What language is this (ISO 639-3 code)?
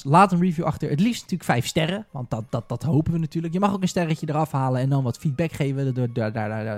nld